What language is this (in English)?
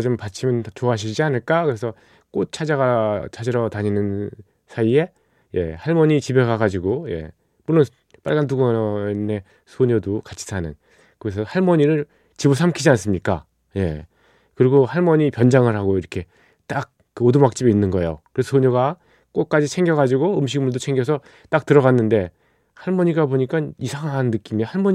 Korean